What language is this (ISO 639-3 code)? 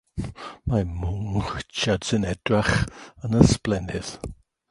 cym